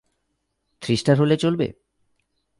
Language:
Bangla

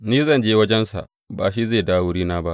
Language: Hausa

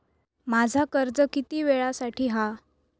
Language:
Marathi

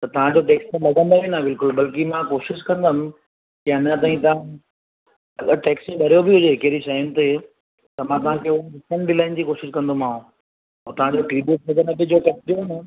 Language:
Sindhi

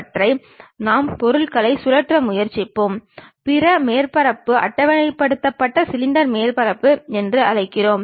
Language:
Tamil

